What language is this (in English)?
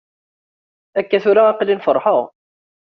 Kabyle